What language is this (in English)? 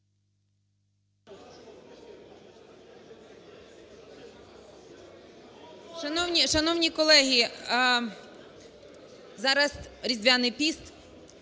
Ukrainian